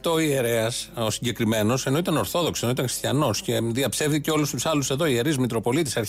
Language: Greek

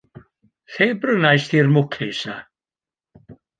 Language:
Welsh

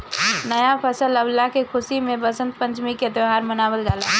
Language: Bhojpuri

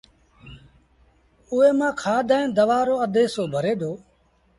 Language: Sindhi Bhil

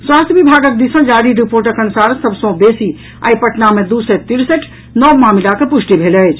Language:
Maithili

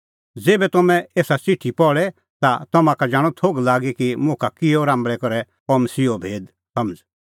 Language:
Kullu Pahari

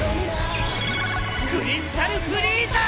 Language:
Japanese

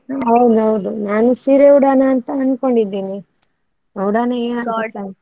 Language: Kannada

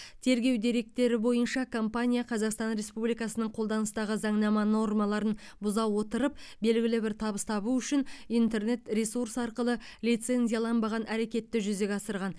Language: Kazakh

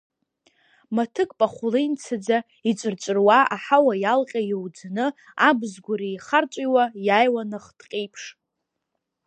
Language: Abkhazian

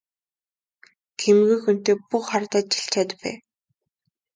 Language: Mongolian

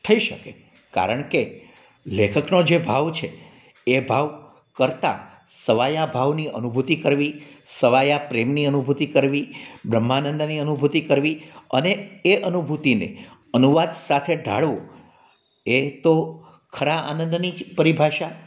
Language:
Gujarati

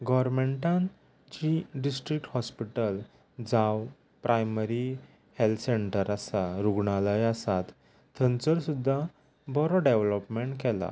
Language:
Konkani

